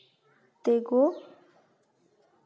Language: Santali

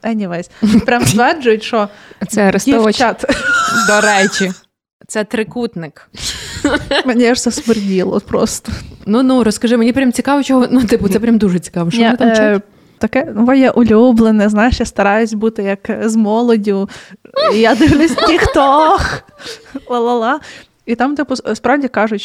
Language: Ukrainian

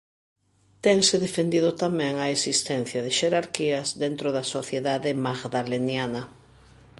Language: Galician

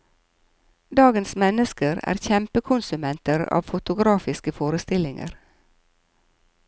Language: Norwegian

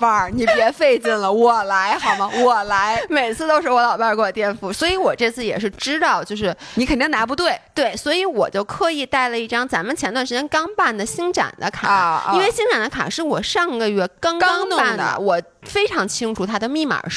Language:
Chinese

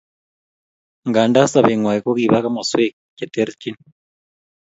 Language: Kalenjin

